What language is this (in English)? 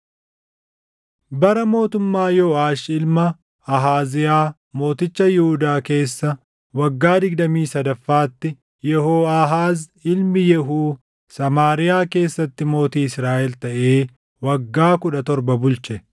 Oromo